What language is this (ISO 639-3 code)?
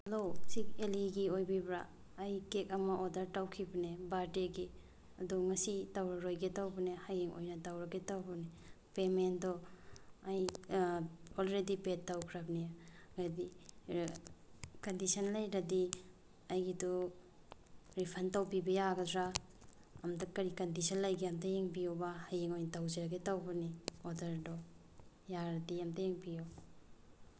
mni